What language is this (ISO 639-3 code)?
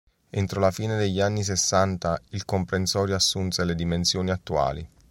ita